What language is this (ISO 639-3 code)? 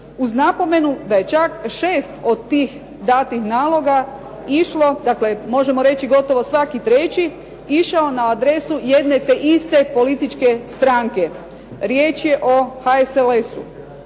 hrv